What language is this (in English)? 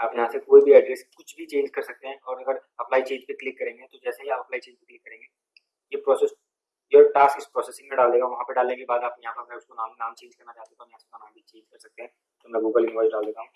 Hindi